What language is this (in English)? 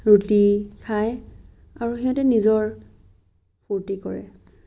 Assamese